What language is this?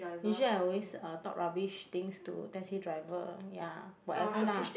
English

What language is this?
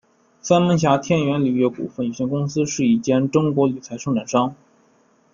Chinese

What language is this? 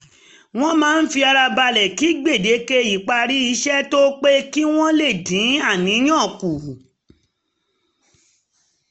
Yoruba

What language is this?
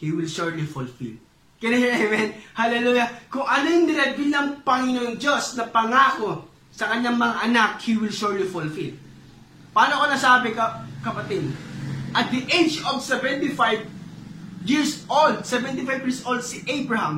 Filipino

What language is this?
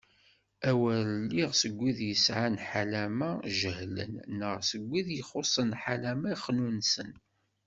Kabyle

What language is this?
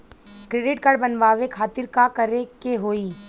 Bhojpuri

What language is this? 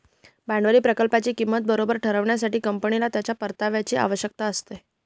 Marathi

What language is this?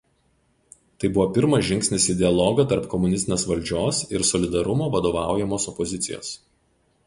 Lithuanian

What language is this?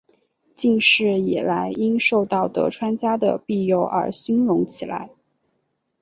Chinese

